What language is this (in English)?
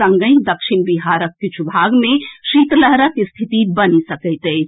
Maithili